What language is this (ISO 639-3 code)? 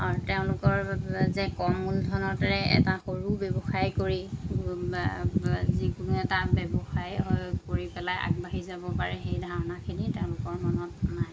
asm